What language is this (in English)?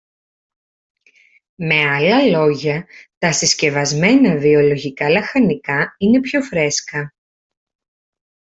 Greek